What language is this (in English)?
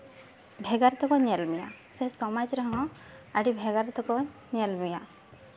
Santali